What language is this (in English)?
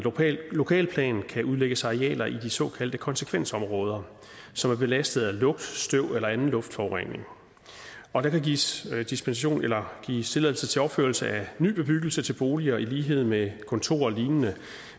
Danish